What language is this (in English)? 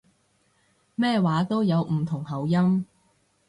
Cantonese